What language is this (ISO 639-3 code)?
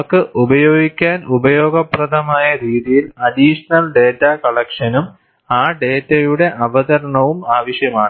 mal